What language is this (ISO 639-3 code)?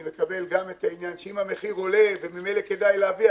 heb